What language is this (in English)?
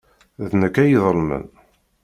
Kabyle